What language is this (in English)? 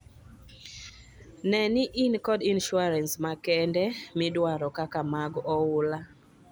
Luo (Kenya and Tanzania)